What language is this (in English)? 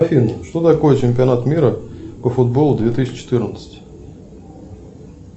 Russian